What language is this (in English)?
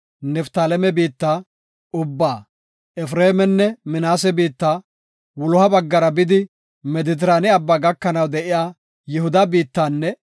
Gofa